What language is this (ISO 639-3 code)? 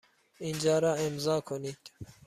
fas